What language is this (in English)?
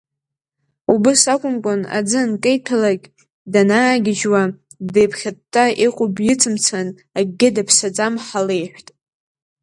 Abkhazian